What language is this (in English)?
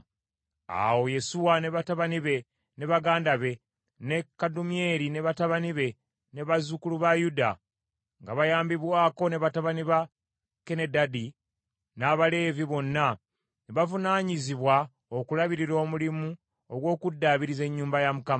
Ganda